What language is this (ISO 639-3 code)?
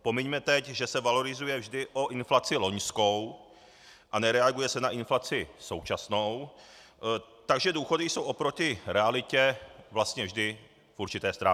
ces